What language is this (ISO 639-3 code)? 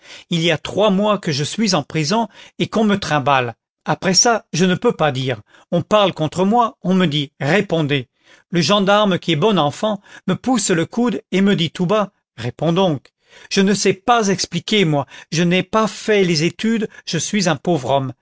fra